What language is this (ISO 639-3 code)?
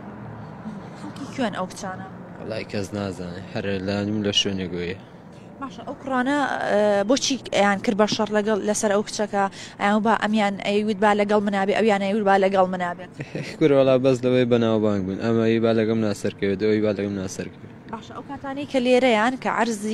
ara